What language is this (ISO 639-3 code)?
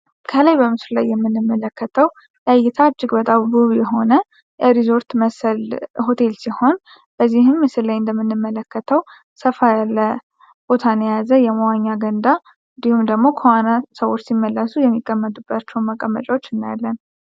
amh